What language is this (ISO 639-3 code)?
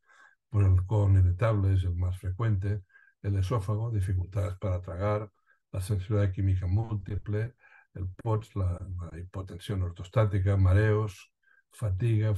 spa